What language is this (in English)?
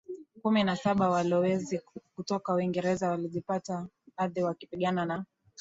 Swahili